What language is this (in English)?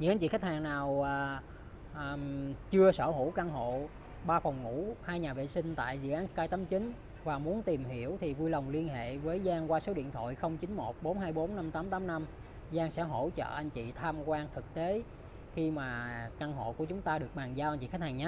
Vietnamese